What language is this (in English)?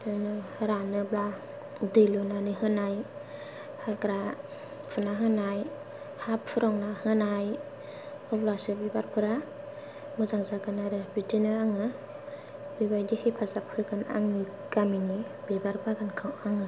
Bodo